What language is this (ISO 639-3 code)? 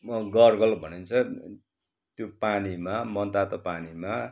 nep